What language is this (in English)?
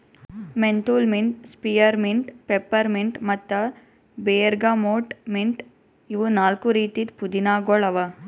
Kannada